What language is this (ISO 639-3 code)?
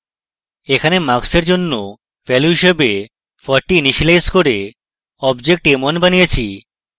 ben